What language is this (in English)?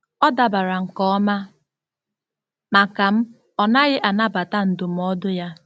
Igbo